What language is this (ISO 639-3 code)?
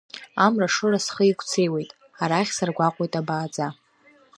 abk